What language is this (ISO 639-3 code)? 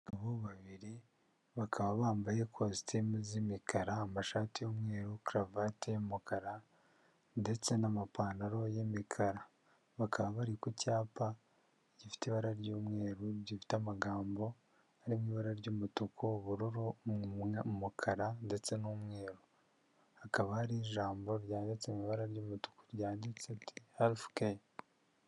kin